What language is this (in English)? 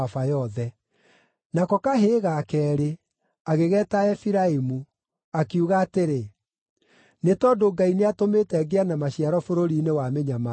Kikuyu